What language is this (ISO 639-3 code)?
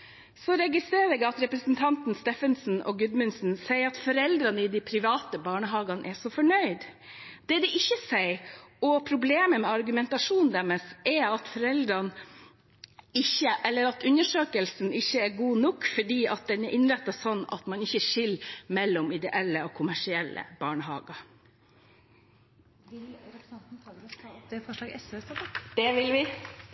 nor